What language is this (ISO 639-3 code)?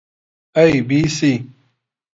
ckb